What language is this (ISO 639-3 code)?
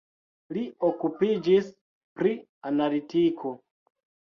epo